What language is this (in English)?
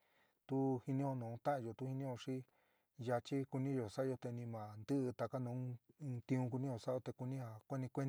San Miguel El Grande Mixtec